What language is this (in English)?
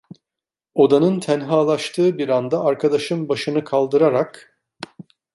Turkish